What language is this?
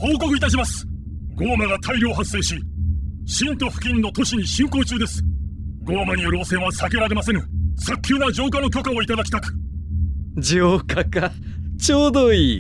Japanese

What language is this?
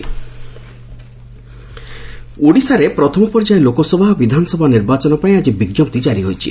Odia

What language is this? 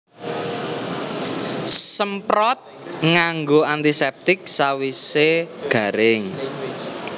Javanese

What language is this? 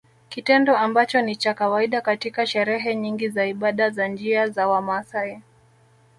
Swahili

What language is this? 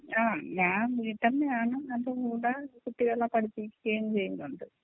Malayalam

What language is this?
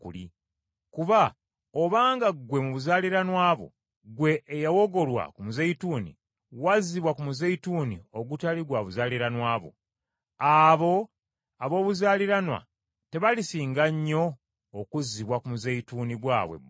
Ganda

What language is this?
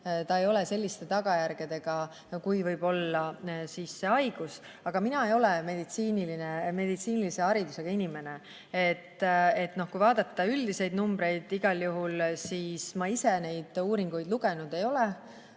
Estonian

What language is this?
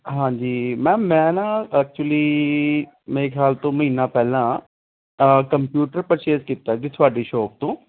Punjabi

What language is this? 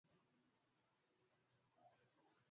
Swahili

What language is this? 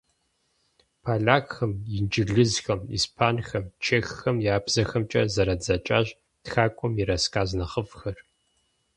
Kabardian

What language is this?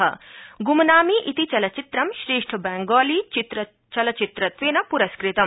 Sanskrit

